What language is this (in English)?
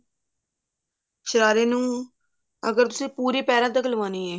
Punjabi